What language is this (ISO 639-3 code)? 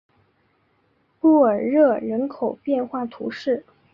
zho